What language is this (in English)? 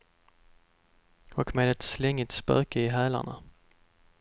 Swedish